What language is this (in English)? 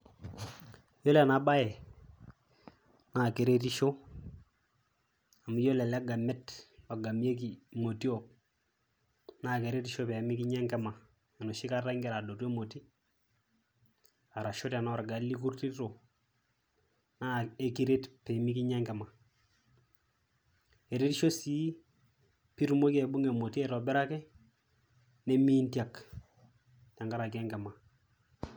Masai